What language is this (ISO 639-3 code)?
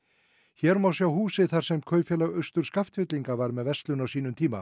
isl